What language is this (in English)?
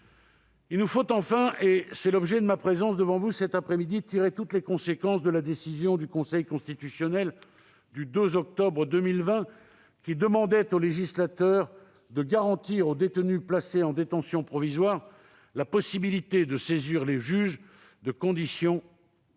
French